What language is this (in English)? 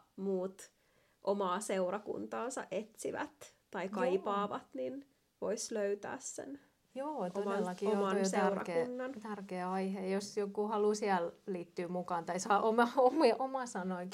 Finnish